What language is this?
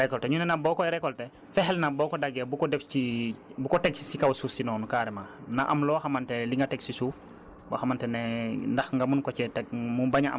Wolof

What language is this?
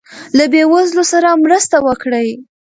Pashto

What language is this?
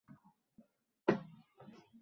Uzbek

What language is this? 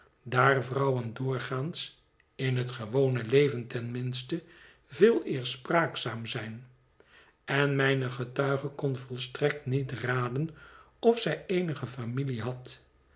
Dutch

